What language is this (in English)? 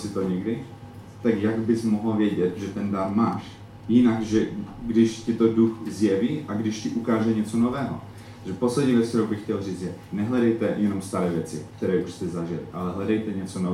Czech